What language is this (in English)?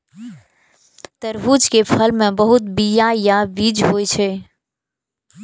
Maithili